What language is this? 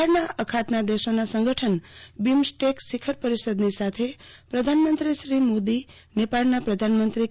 Gujarati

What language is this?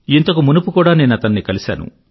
Telugu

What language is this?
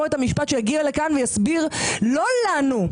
Hebrew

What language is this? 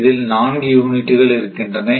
Tamil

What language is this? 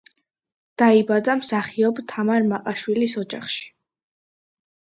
Georgian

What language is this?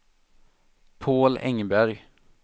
Swedish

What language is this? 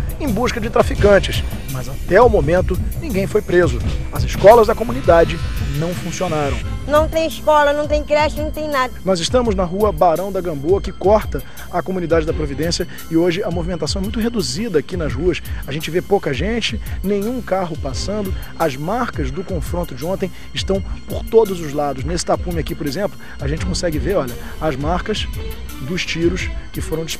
Portuguese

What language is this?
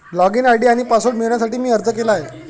Marathi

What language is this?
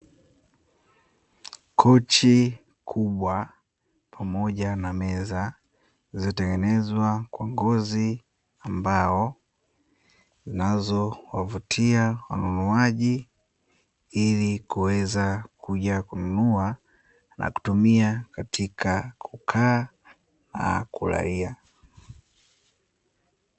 Swahili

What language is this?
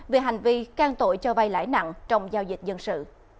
Vietnamese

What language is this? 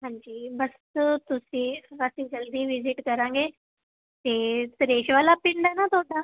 Punjabi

